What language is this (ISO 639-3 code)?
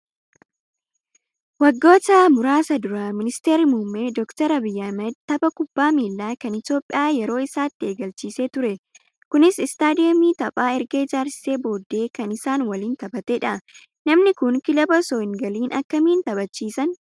orm